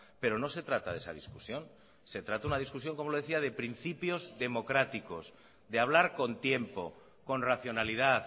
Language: Spanish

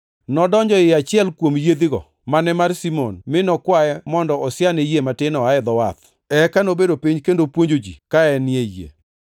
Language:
Luo (Kenya and Tanzania)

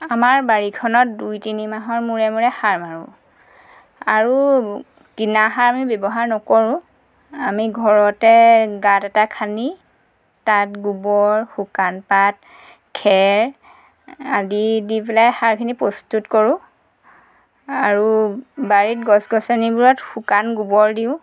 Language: Assamese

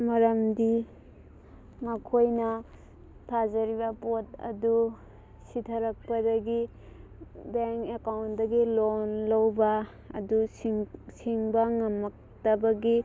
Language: Manipuri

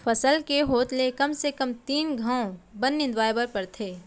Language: Chhattisgarhi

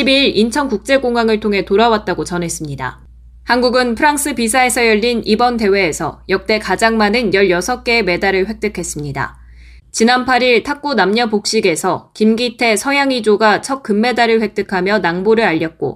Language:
Korean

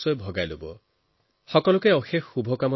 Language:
Assamese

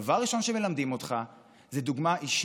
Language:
Hebrew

